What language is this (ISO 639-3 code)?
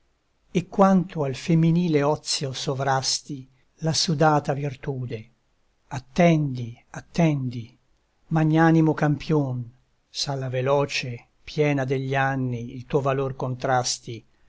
ita